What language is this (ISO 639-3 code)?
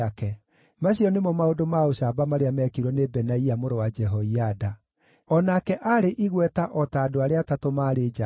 kik